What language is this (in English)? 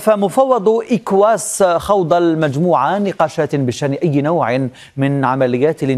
Arabic